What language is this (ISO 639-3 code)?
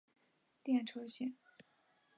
zho